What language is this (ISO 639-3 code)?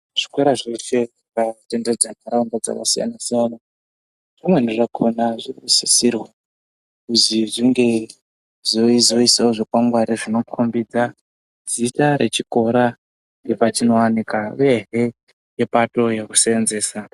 ndc